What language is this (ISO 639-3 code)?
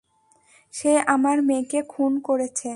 ben